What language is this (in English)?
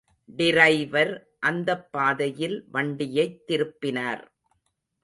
Tamil